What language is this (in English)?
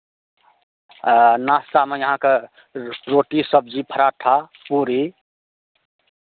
Maithili